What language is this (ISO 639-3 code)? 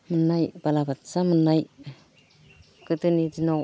brx